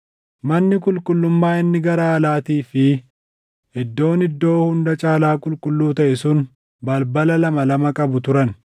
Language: Oromo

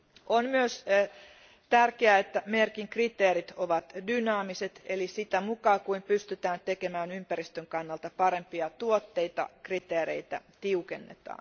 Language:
Finnish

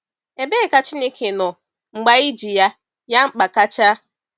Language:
Igbo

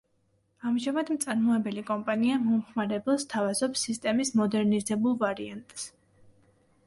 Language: Georgian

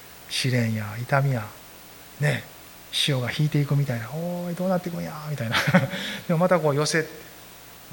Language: Japanese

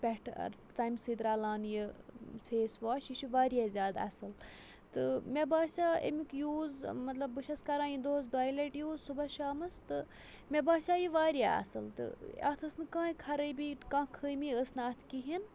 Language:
Kashmiri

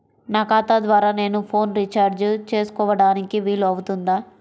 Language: Telugu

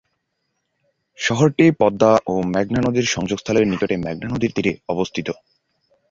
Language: Bangla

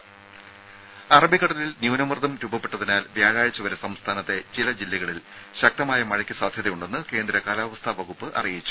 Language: Malayalam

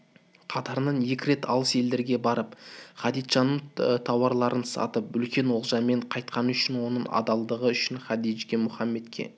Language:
Kazakh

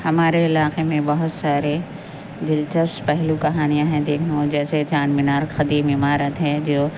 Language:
Urdu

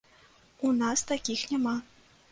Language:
Belarusian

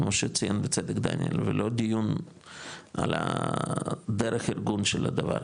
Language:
Hebrew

